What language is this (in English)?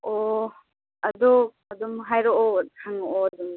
Manipuri